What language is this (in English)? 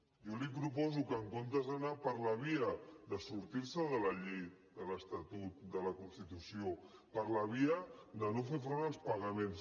Catalan